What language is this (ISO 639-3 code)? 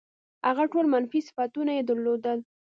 pus